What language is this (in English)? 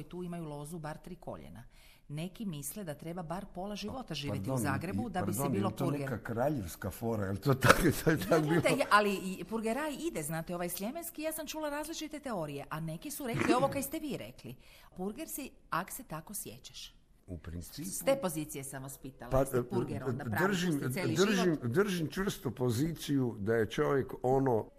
Croatian